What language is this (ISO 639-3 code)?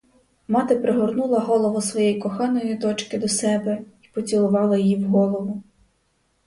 ukr